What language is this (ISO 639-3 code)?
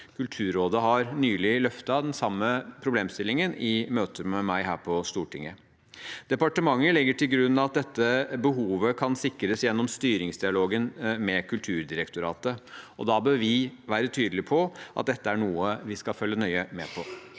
nor